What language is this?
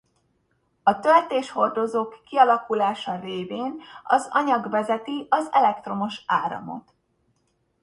Hungarian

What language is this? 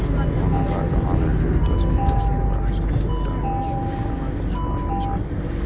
Maithili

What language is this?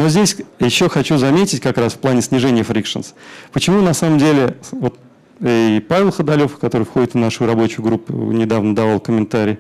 Russian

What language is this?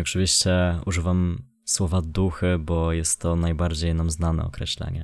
Polish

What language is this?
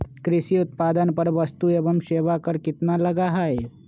Magahi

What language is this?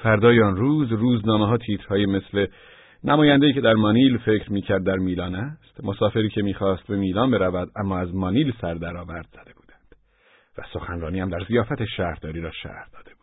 Persian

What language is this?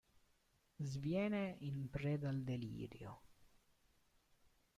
Italian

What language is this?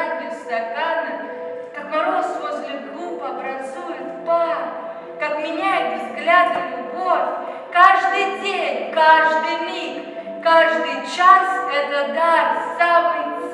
Russian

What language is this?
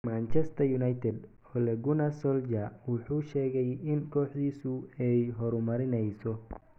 Somali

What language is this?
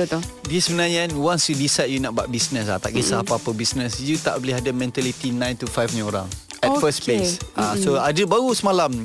Malay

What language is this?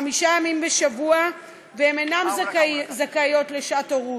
Hebrew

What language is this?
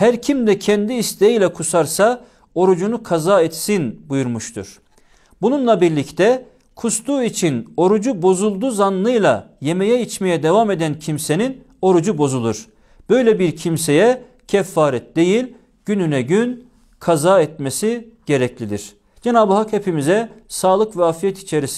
Turkish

